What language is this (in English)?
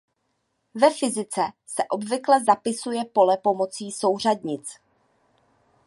Czech